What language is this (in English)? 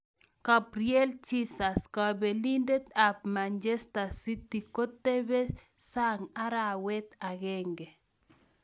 Kalenjin